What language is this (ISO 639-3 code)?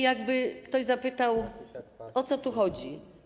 pol